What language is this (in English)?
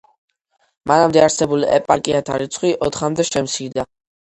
Georgian